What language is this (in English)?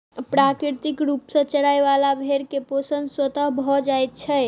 Maithili